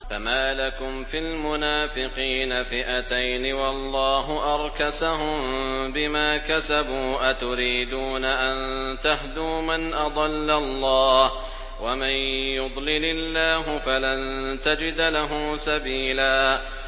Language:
Arabic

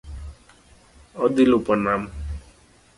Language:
Luo (Kenya and Tanzania)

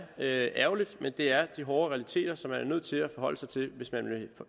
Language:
Danish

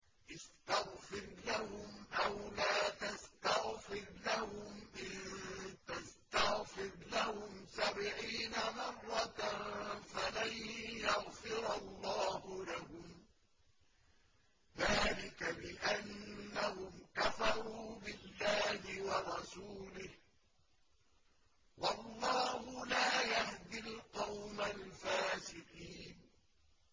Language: Arabic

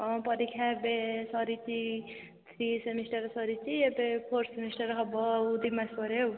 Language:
Odia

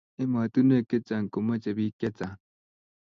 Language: Kalenjin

